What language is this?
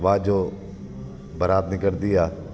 Sindhi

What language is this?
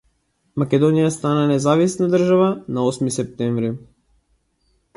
Macedonian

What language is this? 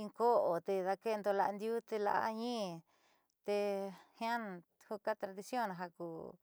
Southeastern Nochixtlán Mixtec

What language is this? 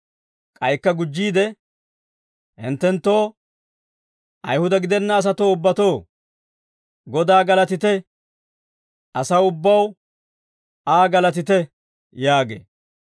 Dawro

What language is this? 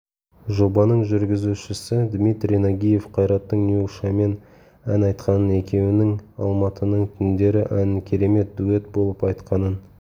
Kazakh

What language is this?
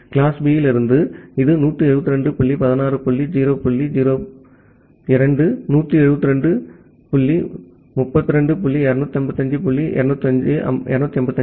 Tamil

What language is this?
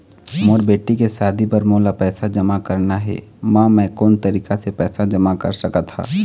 Chhattisgarhi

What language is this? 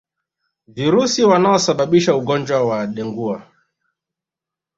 Swahili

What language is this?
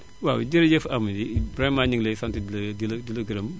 Wolof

